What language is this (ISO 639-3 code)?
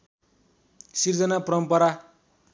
nep